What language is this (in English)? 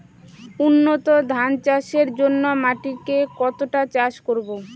Bangla